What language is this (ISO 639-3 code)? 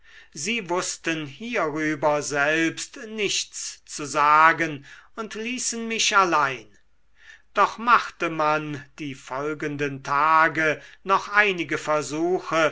deu